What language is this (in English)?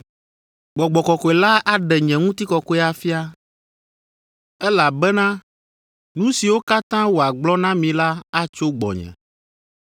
Ewe